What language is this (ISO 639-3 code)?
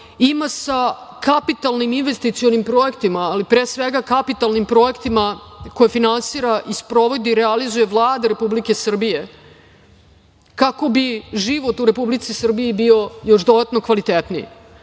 srp